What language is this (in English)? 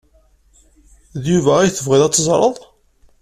Kabyle